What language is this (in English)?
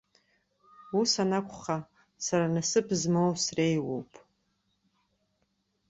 Abkhazian